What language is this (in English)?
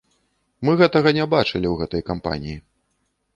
Belarusian